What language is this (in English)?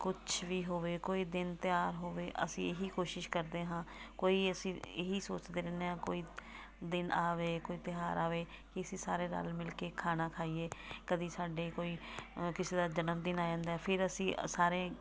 Punjabi